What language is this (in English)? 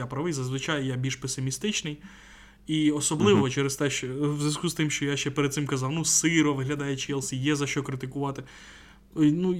Ukrainian